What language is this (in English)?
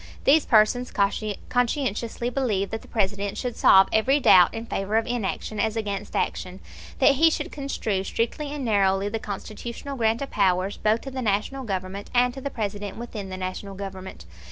English